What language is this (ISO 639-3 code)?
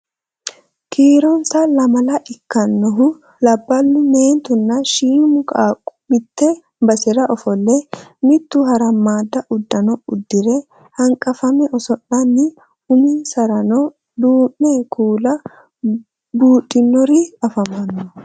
sid